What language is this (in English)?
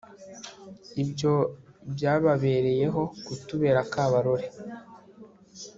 Kinyarwanda